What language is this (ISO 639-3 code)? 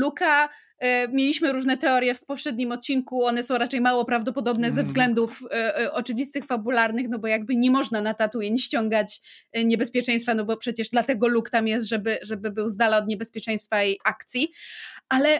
pol